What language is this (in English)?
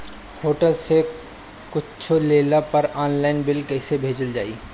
Bhojpuri